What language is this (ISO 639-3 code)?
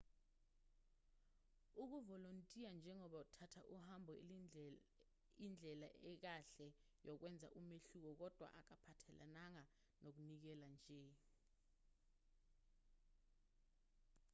zul